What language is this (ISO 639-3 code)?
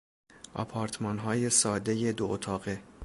fas